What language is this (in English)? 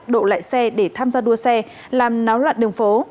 Vietnamese